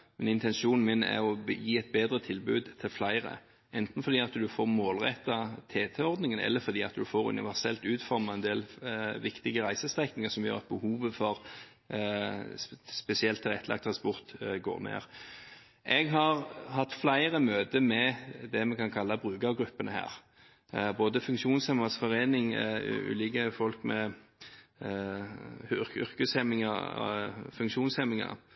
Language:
Norwegian Bokmål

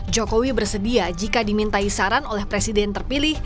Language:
Indonesian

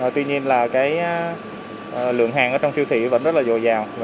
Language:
Vietnamese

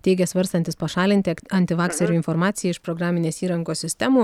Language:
Lithuanian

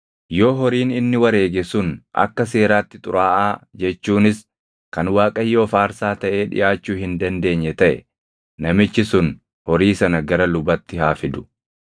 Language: Oromo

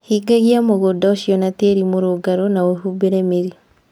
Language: Kikuyu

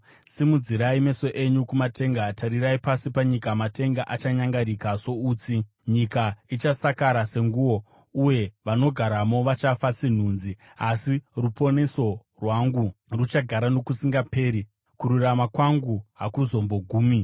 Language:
Shona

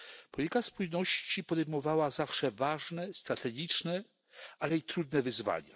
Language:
Polish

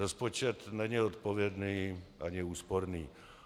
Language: Czech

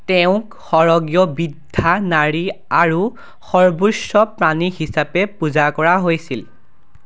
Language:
Assamese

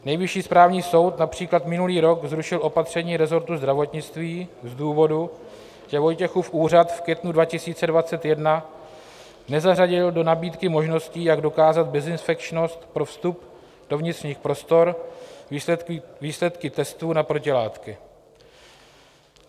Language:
Czech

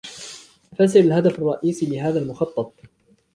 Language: Arabic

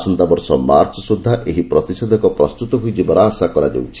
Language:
Odia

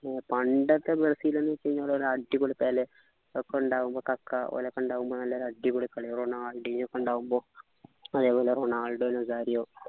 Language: Malayalam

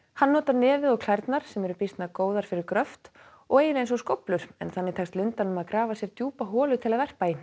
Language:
Icelandic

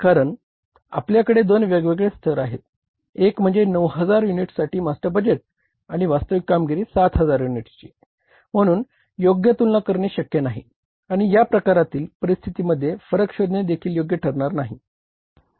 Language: Marathi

